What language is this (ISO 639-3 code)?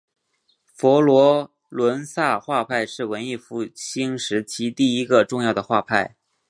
zho